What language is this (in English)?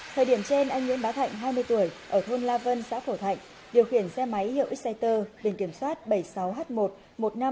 Vietnamese